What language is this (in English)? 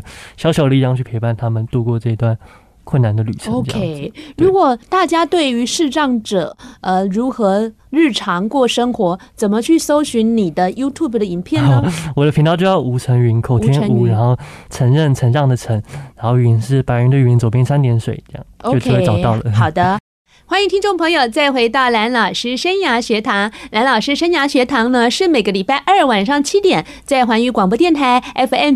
Chinese